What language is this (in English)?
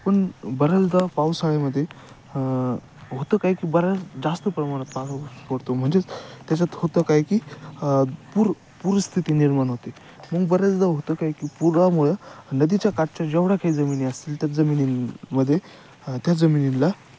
Marathi